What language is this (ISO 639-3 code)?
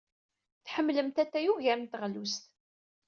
kab